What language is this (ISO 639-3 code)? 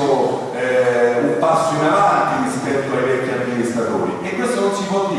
ita